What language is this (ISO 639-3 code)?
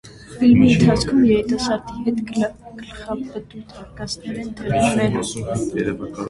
hye